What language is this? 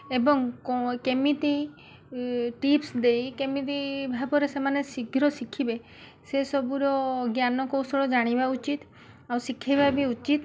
Odia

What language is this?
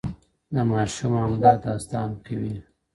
Pashto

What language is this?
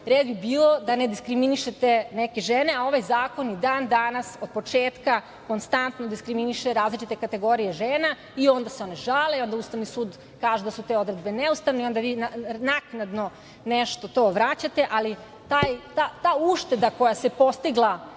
Serbian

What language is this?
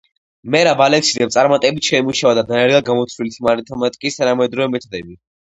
Georgian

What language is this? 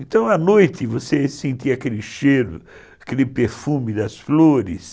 Portuguese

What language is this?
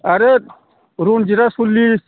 Bodo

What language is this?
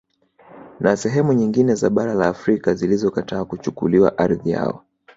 Swahili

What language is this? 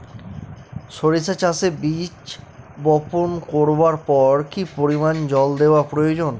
Bangla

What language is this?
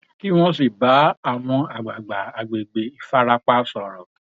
Yoruba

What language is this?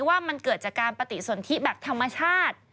Thai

